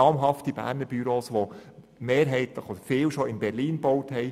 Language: Swiss German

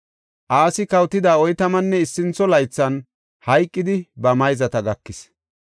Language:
Gofa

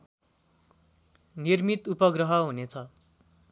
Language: Nepali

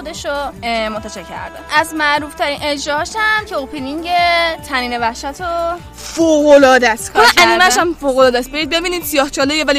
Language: Persian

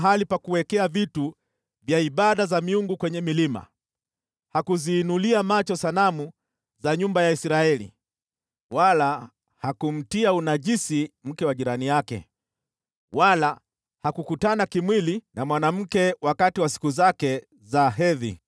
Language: Swahili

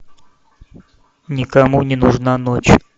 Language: Russian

